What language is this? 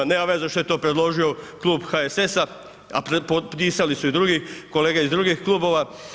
Croatian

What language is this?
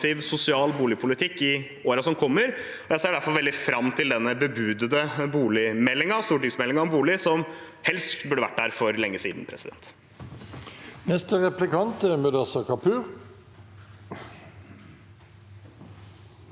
Norwegian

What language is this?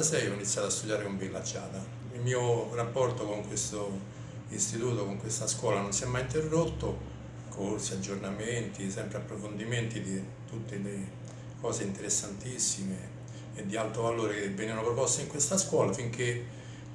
Italian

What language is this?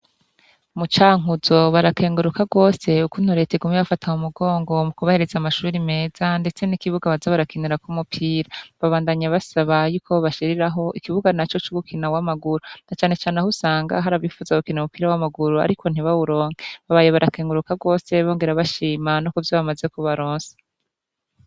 Rundi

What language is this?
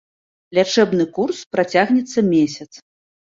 Belarusian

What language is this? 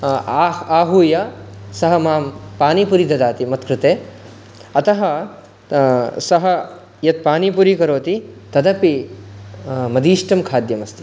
Sanskrit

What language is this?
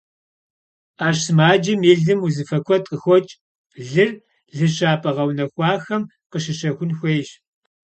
Kabardian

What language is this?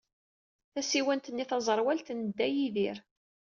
Kabyle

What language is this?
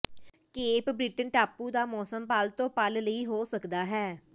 Punjabi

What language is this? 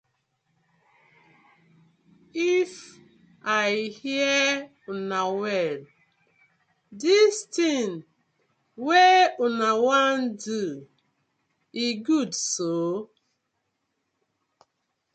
Nigerian Pidgin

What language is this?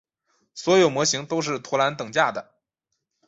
Chinese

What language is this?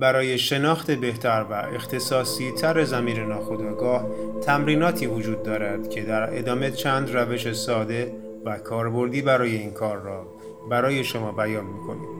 Persian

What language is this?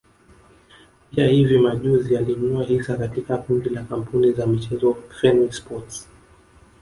Swahili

